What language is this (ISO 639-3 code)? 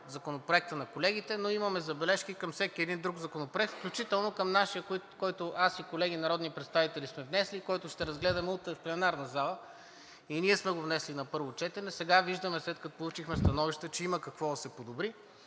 bul